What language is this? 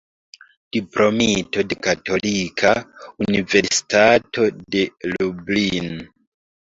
Esperanto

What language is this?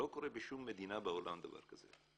Hebrew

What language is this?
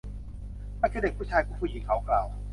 Thai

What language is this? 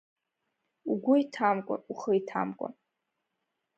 Abkhazian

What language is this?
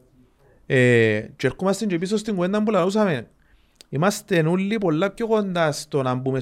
Greek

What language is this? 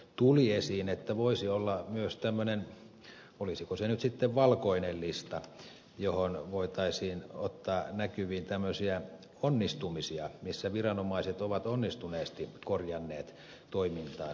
Finnish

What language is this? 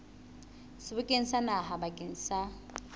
Southern Sotho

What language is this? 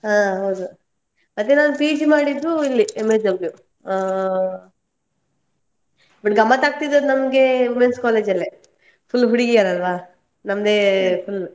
Kannada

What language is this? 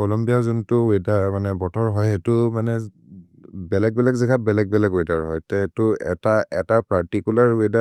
Maria (India)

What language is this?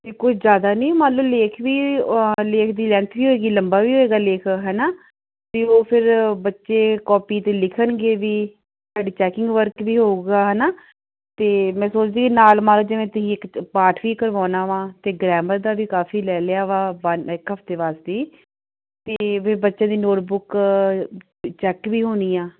Punjabi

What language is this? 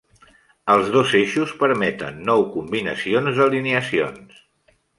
Catalan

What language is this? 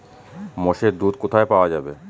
Bangla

